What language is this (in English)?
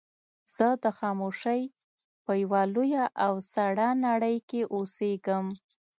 Pashto